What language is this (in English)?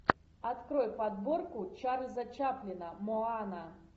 Russian